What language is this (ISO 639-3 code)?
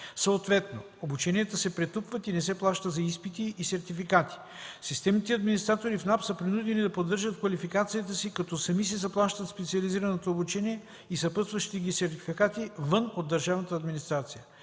bul